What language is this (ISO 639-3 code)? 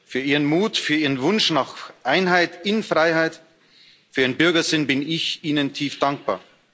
deu